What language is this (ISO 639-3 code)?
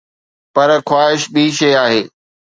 snd